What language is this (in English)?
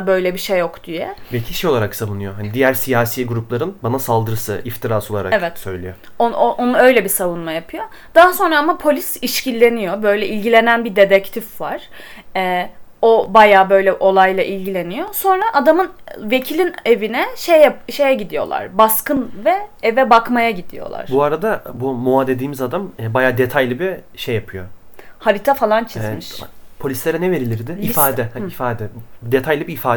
Turkish